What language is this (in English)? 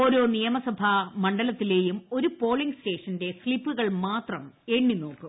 Malayalam